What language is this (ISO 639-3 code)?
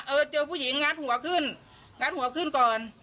tha